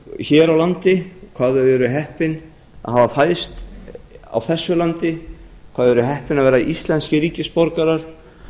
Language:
Icelandic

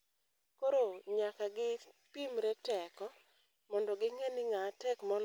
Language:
Luo (Kenya and Tanzania)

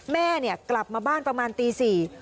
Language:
Thai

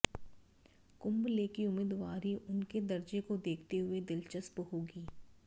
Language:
Hindi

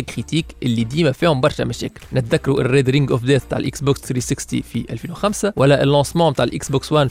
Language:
Arabic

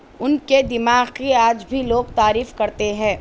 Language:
Urdu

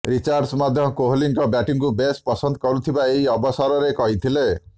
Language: Odia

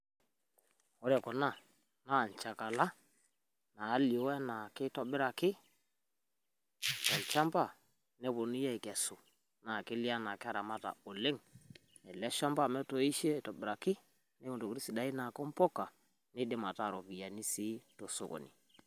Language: Masai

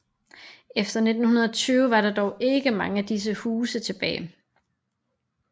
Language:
Danish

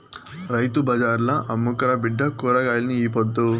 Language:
Telugu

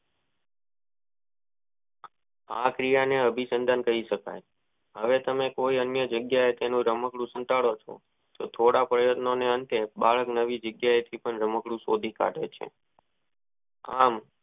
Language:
Gujarati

